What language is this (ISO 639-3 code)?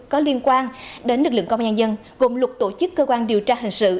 vie